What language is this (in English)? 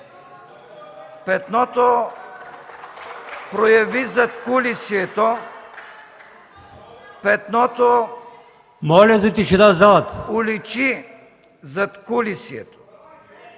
Bulgarian